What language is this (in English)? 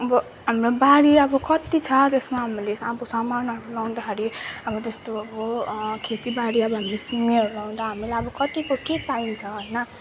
Nepali